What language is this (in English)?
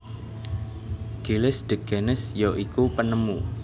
Javanese